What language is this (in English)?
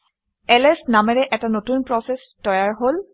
Assamese